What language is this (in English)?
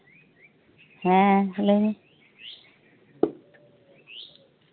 Santali